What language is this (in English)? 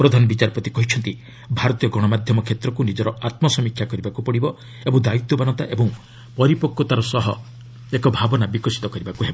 Odia